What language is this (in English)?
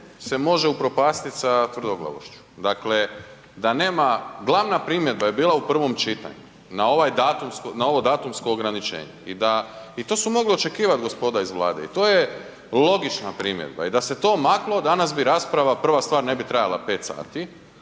Croatian